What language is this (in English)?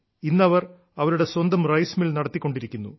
Malayalam